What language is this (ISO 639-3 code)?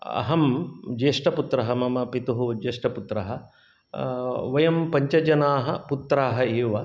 san